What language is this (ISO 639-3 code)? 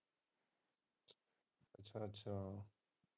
pan